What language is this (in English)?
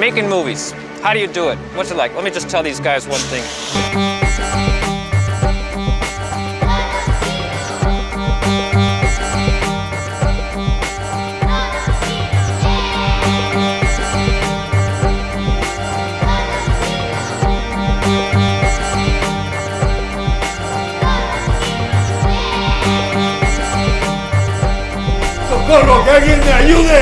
English